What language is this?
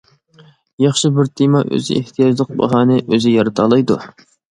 Uyghur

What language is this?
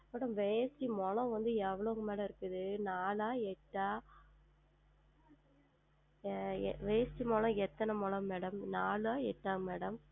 Tamil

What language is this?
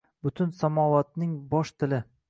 Uzbek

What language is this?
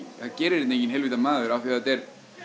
Icelandic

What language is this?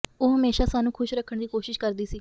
Punjabi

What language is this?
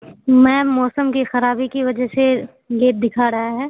Urdu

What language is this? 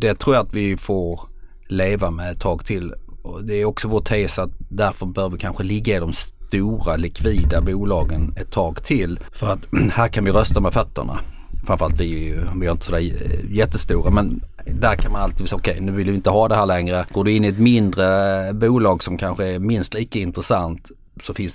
Swedish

